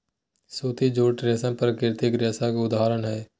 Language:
Magahi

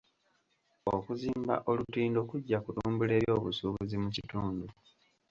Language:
Ganda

